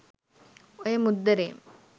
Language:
Sinhala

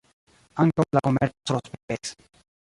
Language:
Esperanto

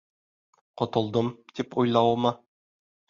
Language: Bashkir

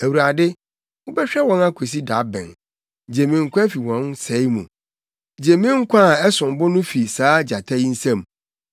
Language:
Akan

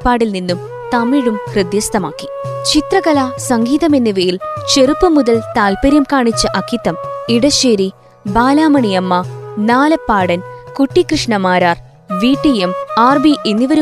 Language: Malayalam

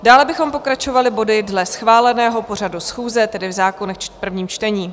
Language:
Czech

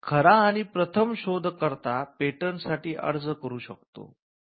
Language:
Marathi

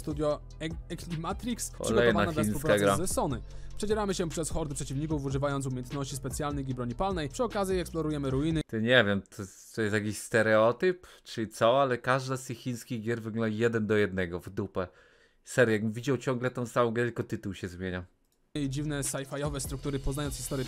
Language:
Polish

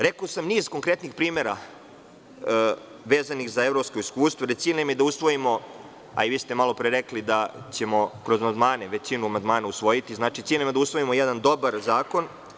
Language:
Serbian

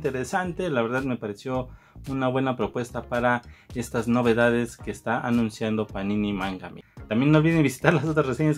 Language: Spanish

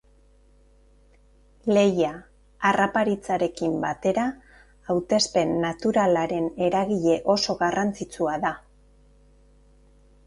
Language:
Basque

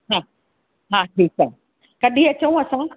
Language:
Sindhi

